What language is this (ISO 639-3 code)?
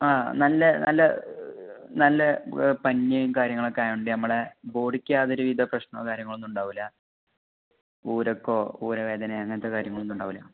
mal